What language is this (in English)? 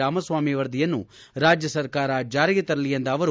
Kannada